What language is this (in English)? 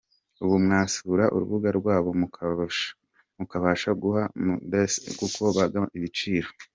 Kinyarwanda